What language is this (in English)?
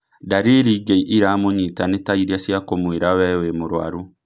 Kikuyu